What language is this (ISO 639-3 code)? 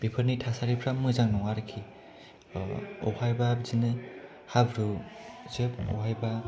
brx